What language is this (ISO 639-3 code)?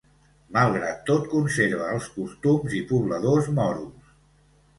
cat